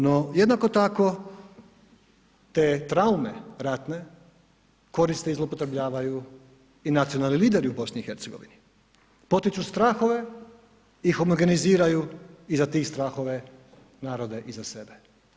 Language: Croatian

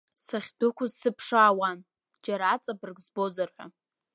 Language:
Abkhazian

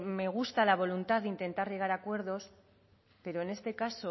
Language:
Spanish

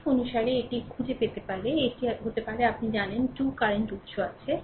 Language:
Bangla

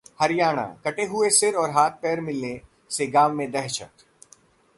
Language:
Hindi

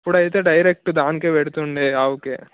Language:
Telugu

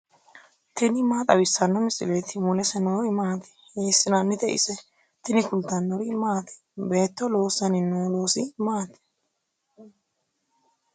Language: Sidamo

